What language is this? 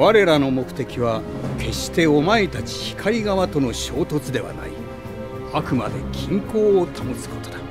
Japanese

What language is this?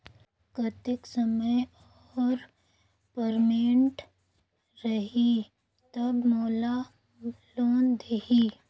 Chhattisgarhi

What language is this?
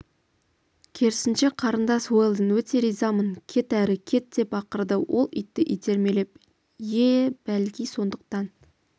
Kazakh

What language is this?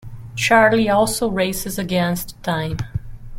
English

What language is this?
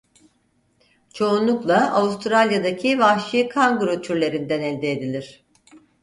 Turkish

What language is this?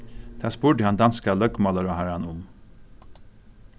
Faroese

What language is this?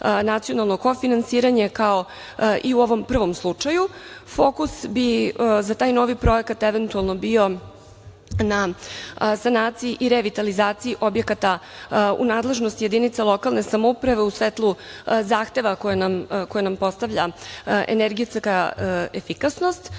Serbian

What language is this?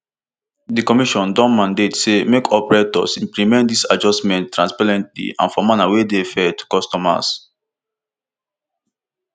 Nigerian Pidgin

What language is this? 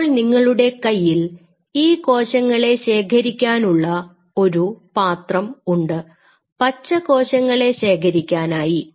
Malayalam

